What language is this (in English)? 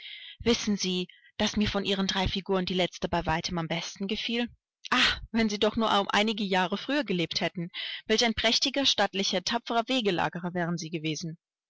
German